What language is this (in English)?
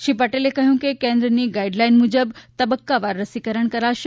Gujarati